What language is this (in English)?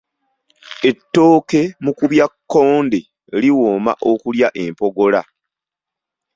Ganda